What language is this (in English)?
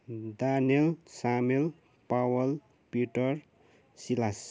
Nepali